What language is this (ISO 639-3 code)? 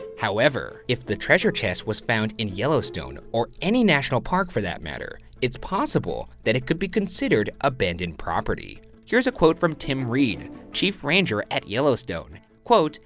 eng